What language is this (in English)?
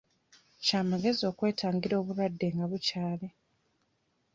Ganda